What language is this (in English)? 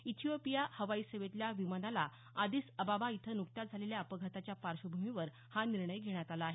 Marathi